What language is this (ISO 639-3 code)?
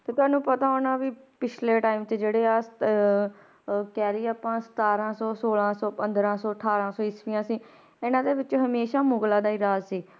pan